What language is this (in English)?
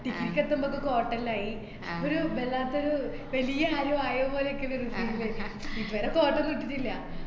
Malayalam